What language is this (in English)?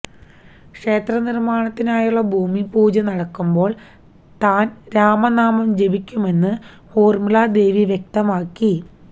Malayalam